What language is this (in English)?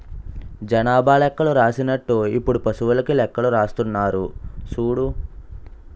Telugu